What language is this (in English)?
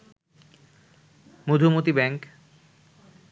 Bangla